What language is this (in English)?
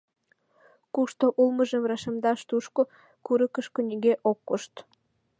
Mari